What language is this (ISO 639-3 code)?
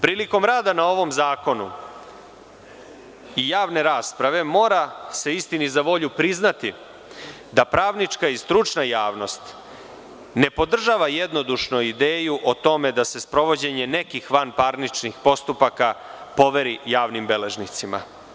srp